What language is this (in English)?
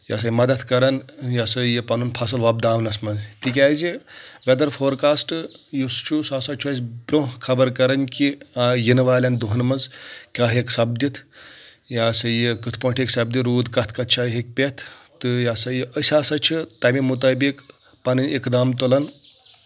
Kashmiri